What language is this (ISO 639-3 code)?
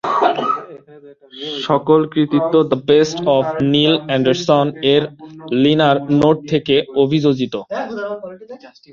ben